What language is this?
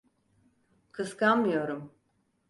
Turkish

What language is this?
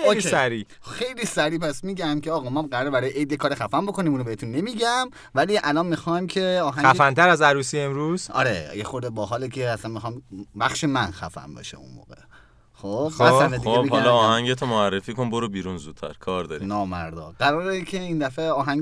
Persian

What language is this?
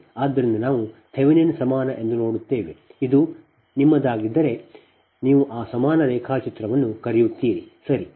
Kannada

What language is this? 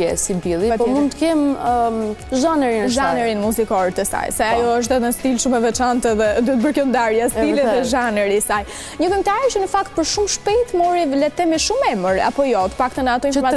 Romanian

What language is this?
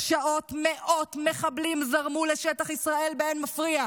Hebrew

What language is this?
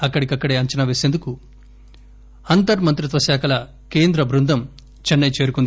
Telugu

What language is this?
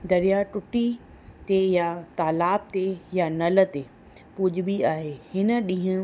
Sindhi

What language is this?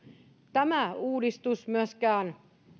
Finnish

